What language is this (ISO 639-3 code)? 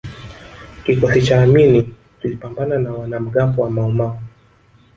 swa